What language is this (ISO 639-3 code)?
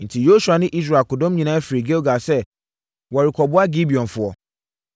aka